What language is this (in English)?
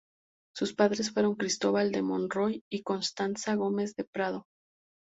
Spanish